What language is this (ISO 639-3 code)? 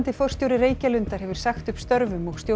isl